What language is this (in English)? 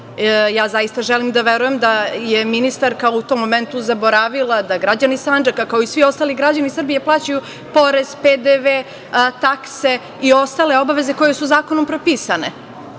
Serbian